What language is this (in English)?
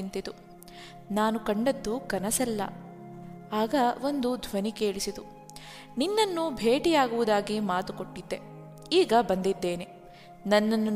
Kannada